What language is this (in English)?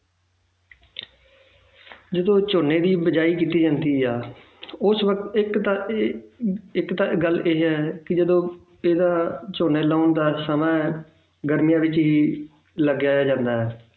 Punjabi